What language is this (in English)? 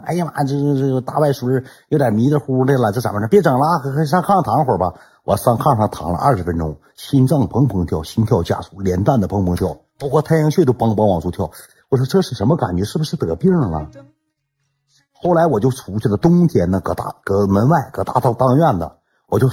Chinese